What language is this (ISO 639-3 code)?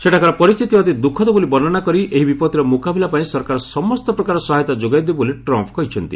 ori